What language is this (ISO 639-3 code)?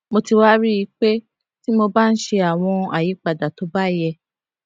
yor